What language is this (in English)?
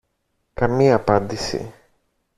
Greek